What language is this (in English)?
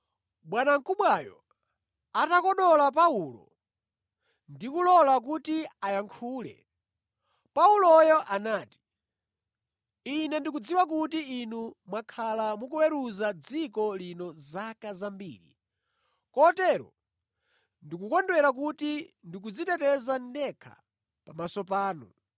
Nyanja